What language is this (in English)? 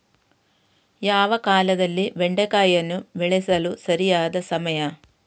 Kannada